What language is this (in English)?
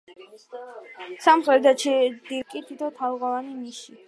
Georgian